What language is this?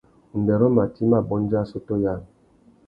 Tuki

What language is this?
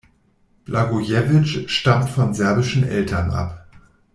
German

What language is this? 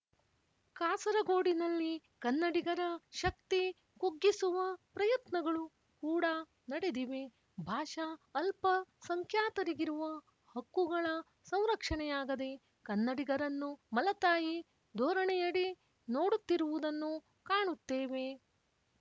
Kannada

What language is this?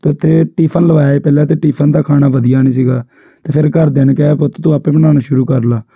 Punjabi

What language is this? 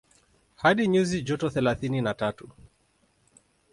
Swahili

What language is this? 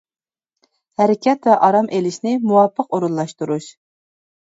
Uyghur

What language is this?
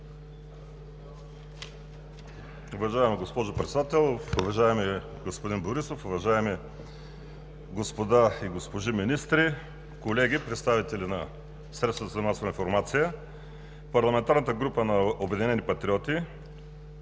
Bulgarian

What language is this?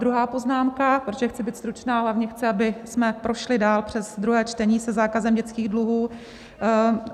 Czech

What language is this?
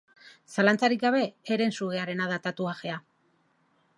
Basque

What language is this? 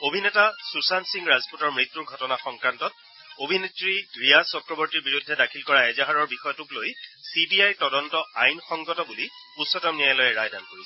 Assamese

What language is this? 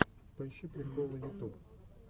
Russian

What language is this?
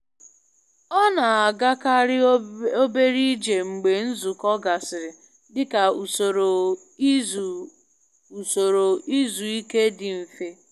Igbo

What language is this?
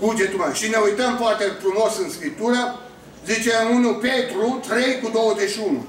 Romanian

